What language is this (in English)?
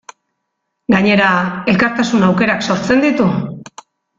Basque